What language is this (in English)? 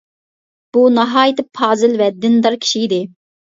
Uyghur